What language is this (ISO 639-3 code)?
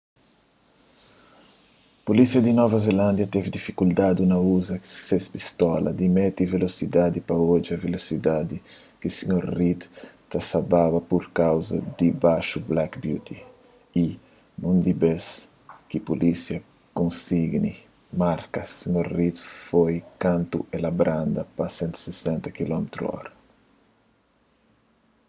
kea